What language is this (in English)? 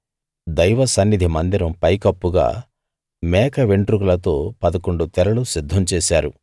Telugu